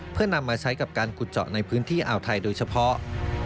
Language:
Thai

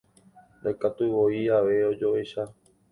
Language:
Guarani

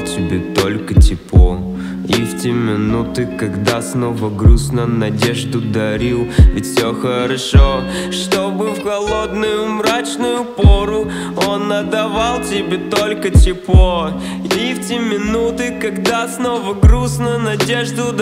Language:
Russian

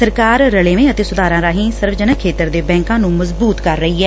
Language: Punjabi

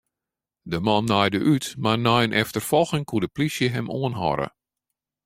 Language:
Western Frisian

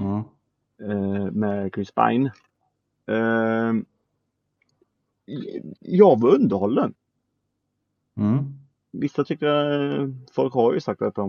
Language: Swedish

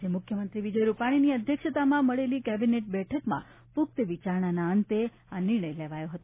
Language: Gujarati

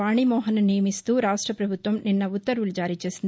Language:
Telugu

